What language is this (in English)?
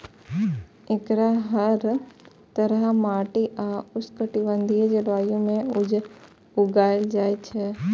Maithili